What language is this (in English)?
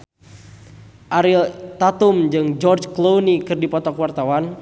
Sundanese